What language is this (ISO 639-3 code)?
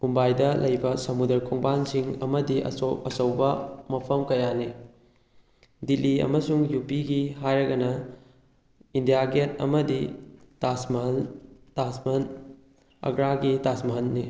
mni